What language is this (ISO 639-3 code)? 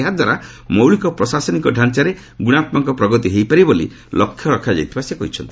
ori